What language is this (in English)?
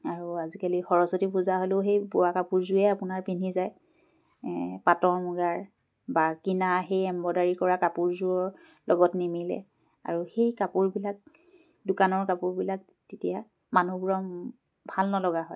Assamese